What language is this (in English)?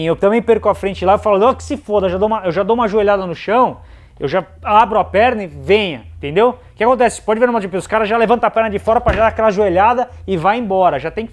Portuguese